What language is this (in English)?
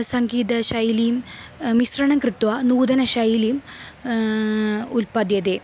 Sanskrit